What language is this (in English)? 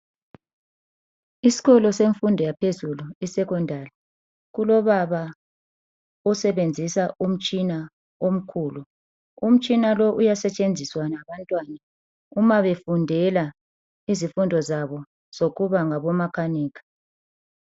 North Ndebele